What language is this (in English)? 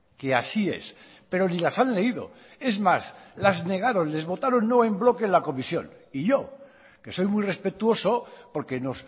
Spanish